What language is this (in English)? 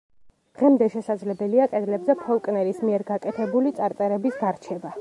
Georgian